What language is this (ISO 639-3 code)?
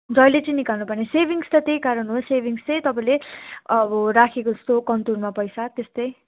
nep